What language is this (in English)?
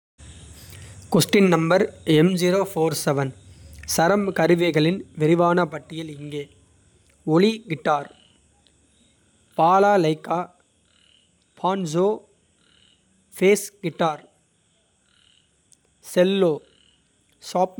Kota (India)